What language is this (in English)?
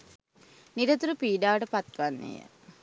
Sinhala